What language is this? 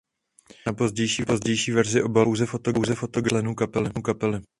Czech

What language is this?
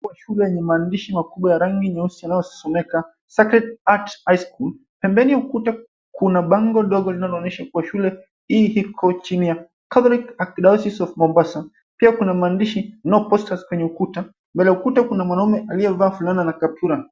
Swahili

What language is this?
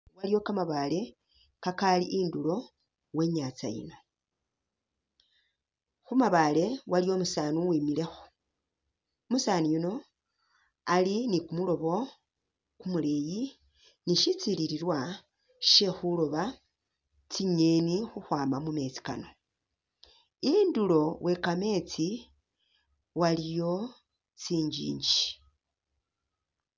Masaaba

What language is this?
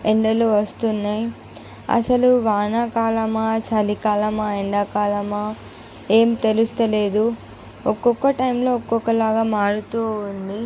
Telugu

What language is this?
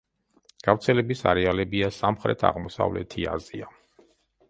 Georgian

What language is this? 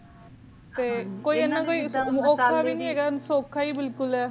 Punjabi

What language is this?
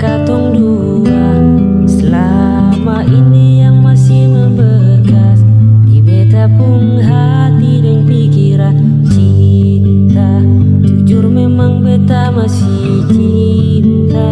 Indonesian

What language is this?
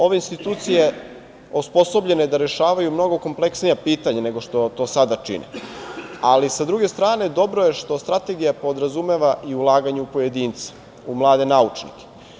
Serbian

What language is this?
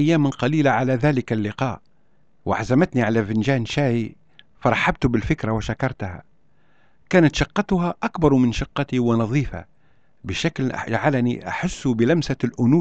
Arabic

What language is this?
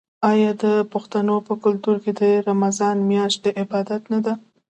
Pashto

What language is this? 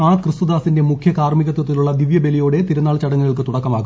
Malayalam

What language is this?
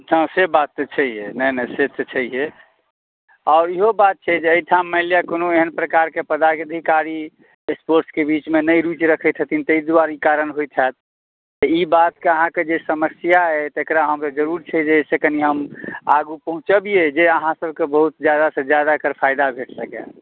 Maithili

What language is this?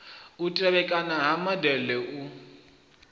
Venda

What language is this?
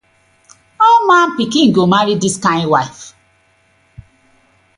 Nigerian Pidgin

